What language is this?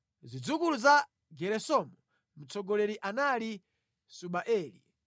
Nyanja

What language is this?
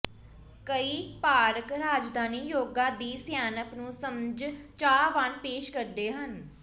Punjabi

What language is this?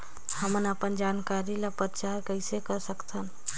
Chhattisgarhi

